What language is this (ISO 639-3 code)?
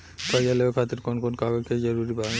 bho